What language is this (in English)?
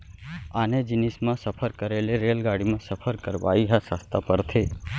Chhattisgarhi